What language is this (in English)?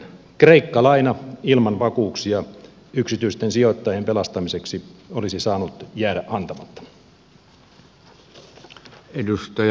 Finnish